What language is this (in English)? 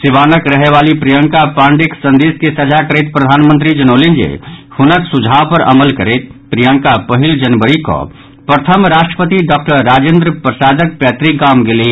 Maithili